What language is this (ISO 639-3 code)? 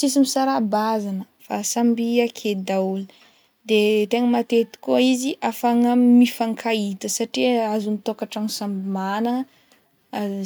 bmm